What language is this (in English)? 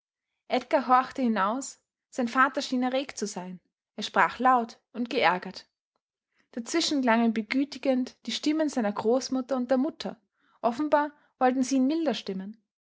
German